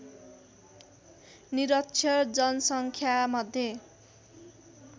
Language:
Nepali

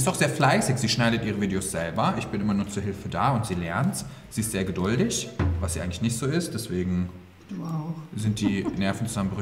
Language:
German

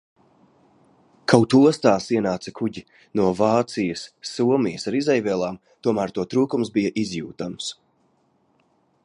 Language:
Latvian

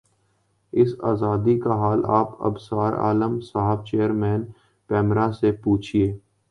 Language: Urdu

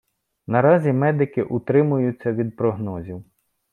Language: Ukrainian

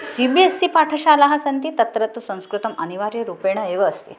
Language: Sanskrit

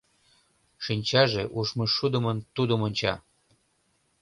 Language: Mari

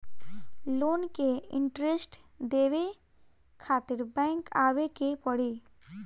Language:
Bhojpuri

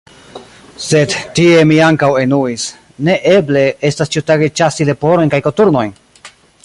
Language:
Esperanto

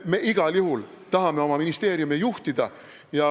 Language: Estonian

